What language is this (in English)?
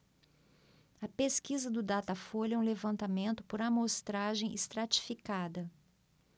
Portuguese